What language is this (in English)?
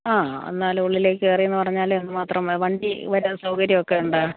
Malayalam